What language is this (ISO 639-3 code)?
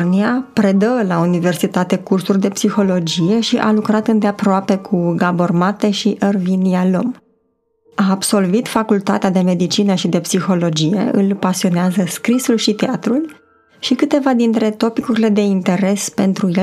ron